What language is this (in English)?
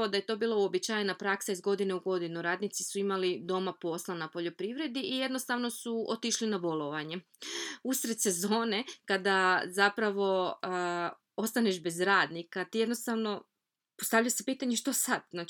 Croatian